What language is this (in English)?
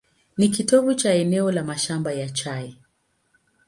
Swahili